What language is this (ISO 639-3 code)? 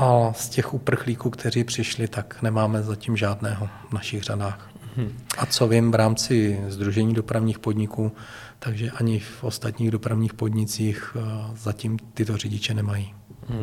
ces